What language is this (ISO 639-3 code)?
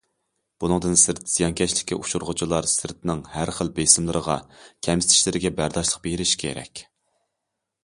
uig